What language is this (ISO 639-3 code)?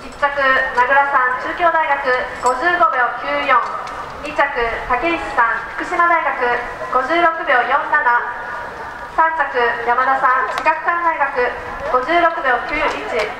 jpn